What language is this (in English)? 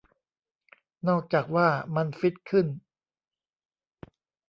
Thai